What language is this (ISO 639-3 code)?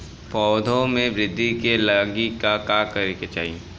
bho